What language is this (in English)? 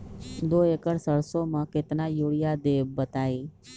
Magahi